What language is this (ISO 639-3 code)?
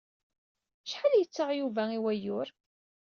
kab